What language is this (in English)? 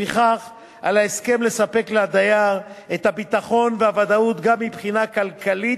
Hebrew